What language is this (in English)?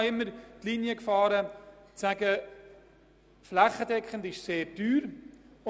Swiss German